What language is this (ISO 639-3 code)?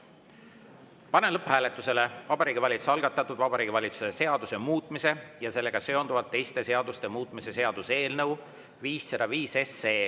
est